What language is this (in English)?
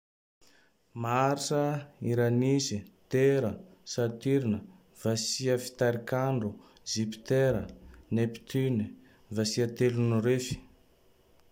Tandroy-Mahafaly Malagasy